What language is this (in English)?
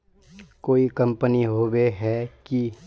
Magahi